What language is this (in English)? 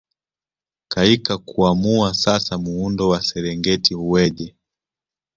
Swahili